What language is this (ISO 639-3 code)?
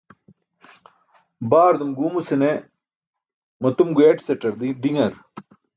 bsk